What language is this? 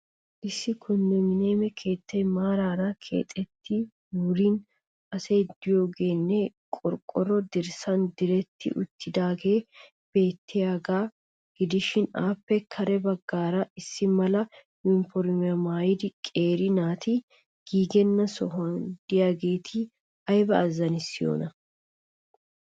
Wolaytta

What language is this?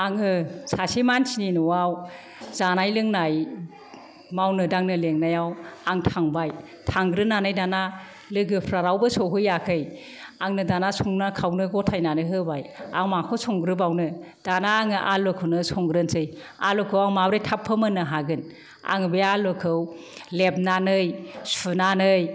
Bodo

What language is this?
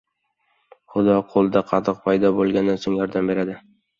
Uzbek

